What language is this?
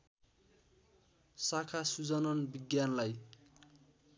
Nepali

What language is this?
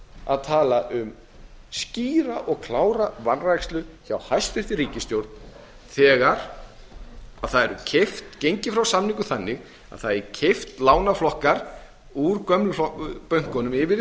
Icelandic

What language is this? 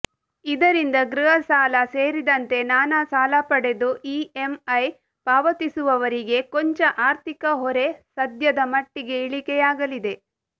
Kannada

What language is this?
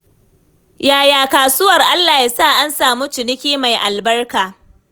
Hausa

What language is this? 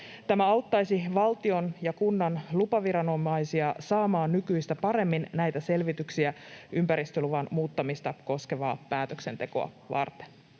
Finnish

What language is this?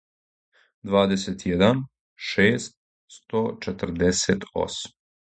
Serbian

